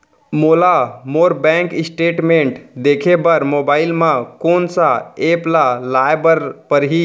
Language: Chhattisgarhi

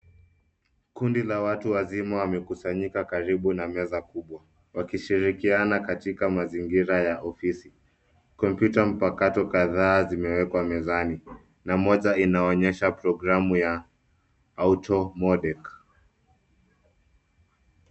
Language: Swahili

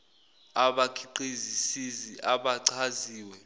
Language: Zulu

